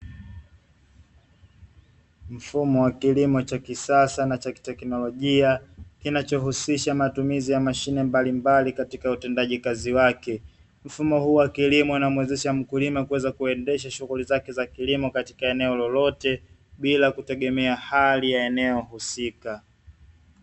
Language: Swahili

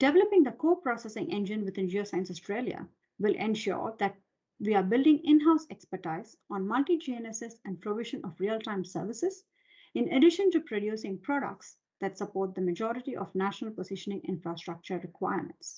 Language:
English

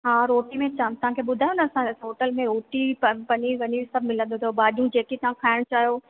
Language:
Sindhi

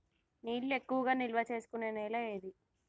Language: Telugu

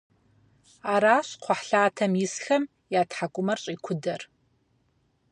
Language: Kabardian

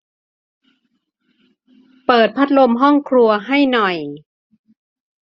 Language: Thai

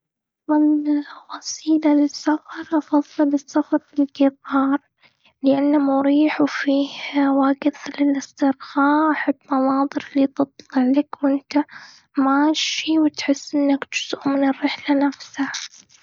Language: Gulf Arabic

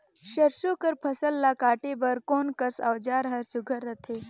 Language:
Chhattisgarhi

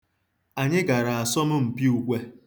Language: Igbo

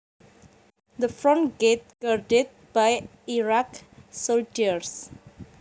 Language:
Javanese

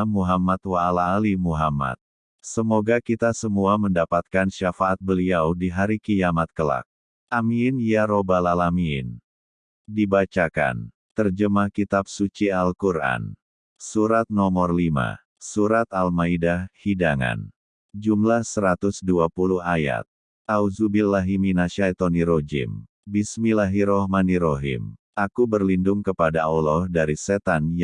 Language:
Indonesian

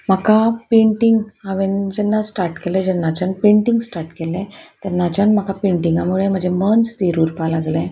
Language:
Konkani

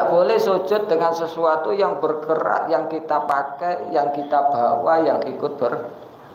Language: Indonesian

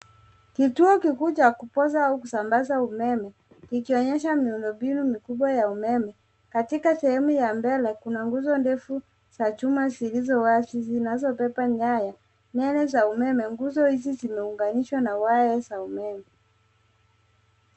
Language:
Swahili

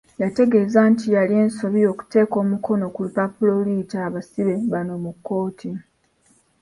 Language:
Ganda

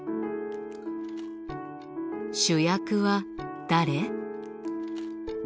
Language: Japanese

